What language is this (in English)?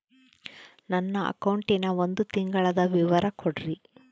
Kannada